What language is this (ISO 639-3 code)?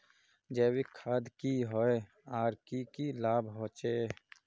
mag